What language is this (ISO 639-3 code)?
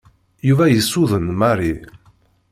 kab